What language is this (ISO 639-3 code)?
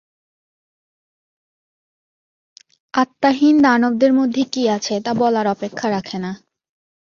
ben